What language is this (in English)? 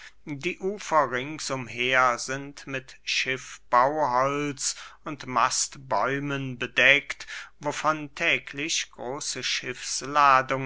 German